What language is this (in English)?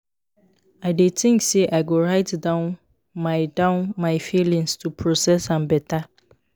Nigerian Pidgin